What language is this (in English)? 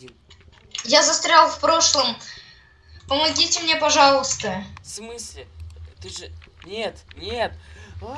Russian